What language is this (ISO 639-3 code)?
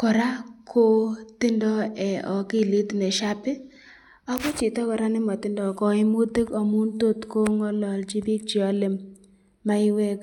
kln